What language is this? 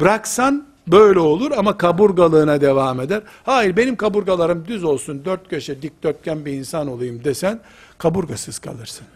Turkish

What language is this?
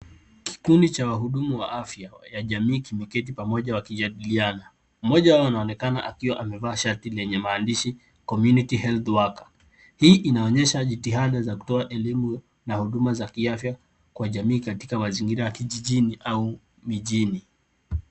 Swahili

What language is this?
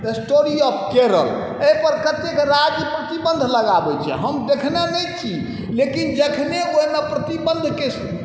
Maithili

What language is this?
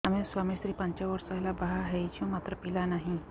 Odia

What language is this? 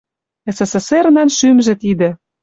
Western Mari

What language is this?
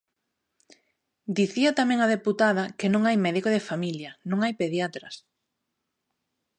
Galician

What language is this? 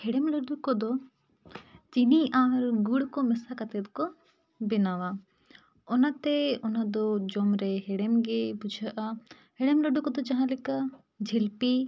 Santali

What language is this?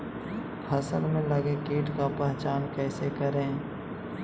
Magahi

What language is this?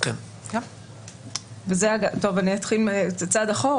Hebrew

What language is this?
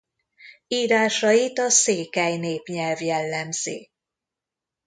Hungarian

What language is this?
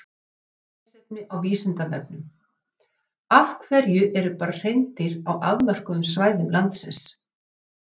Icelandic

